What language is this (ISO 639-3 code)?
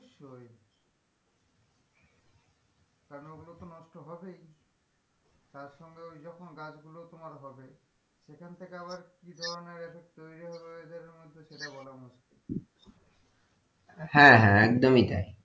ben